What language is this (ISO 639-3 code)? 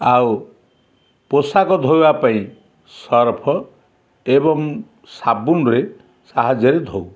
ori